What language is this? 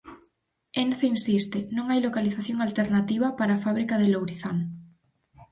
Galician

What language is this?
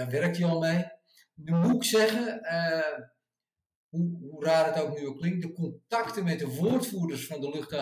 Dutch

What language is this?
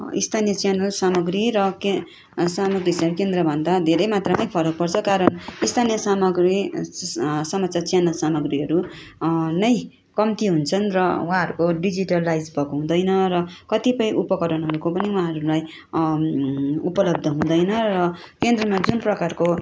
Nepali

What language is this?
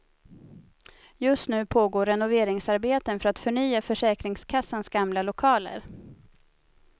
Swedish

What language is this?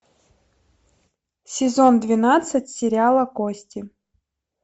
Russian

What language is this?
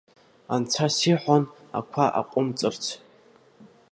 Abkhazian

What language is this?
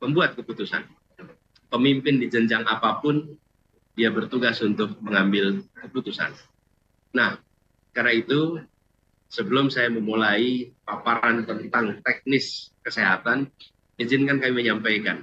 Indonesian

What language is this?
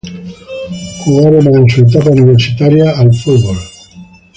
Spanish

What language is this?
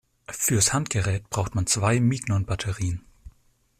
German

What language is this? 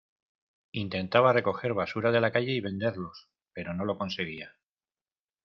Spanish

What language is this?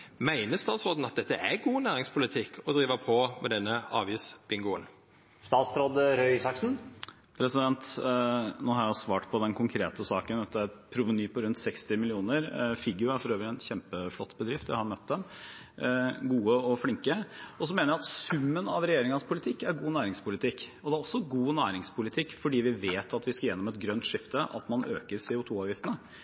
Norwegian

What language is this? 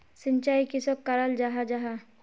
Magahi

